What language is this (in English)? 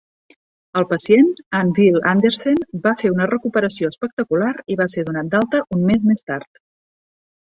Catalan